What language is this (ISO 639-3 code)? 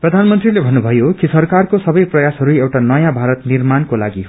nep